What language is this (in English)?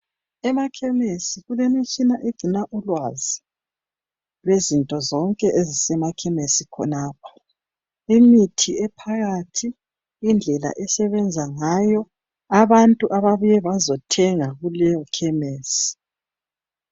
North Ndebele